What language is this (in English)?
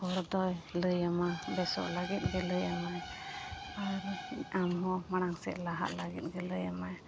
Santali